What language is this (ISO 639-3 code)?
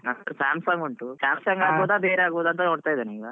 kan